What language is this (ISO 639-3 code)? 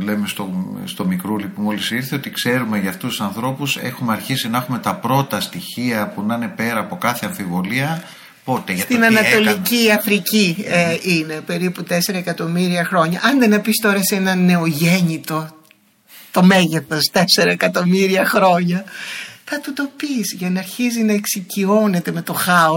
ell